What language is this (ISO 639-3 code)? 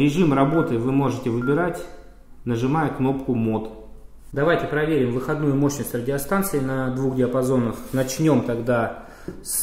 rus